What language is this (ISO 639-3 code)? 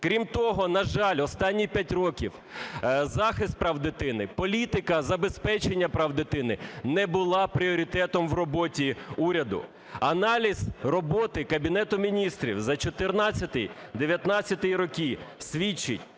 ukr